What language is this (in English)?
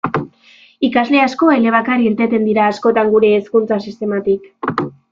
Basque